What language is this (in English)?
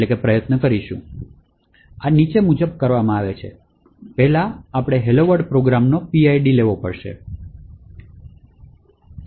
Gujarati